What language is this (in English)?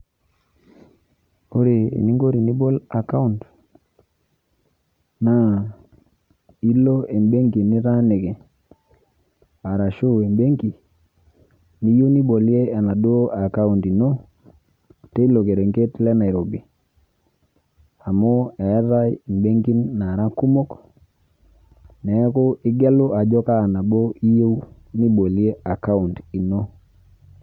Masai